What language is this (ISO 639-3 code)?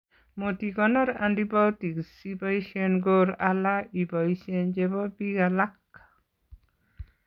kln